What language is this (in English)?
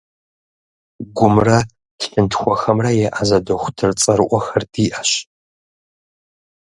Kabardian